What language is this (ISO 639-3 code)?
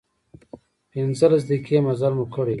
pus